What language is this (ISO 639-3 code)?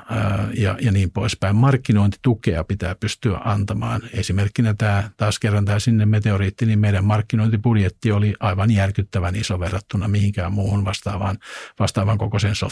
fin